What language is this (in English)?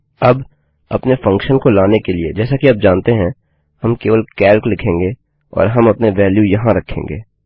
Hindi